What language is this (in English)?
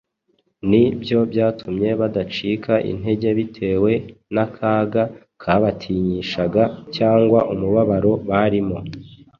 Kinyarwanda